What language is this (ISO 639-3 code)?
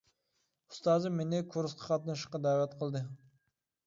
uig